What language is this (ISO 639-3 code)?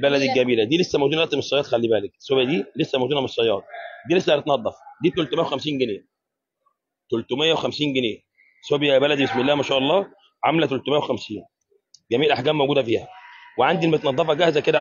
ara